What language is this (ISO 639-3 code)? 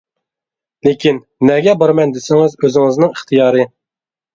uig